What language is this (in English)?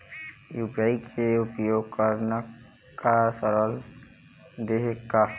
Chhattisgarhi